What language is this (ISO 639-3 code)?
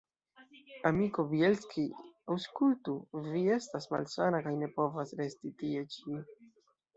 epo